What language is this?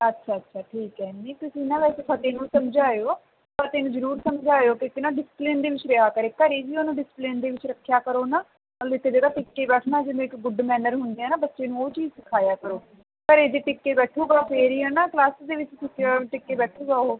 Punjabi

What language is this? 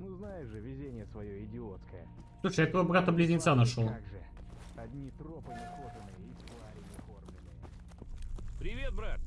Russian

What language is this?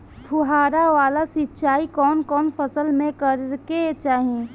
Bhojpuri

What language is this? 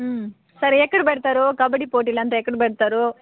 Telugu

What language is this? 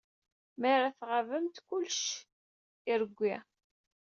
Kabyle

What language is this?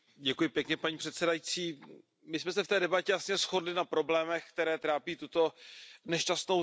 Czech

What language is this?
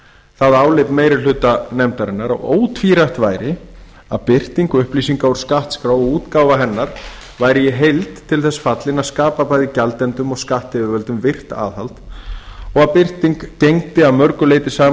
Icelandic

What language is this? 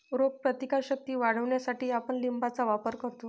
Marathi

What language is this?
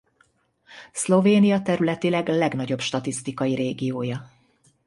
Hungarian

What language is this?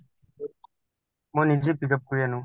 Assamese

